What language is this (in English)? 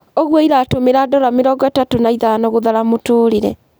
Kikuyu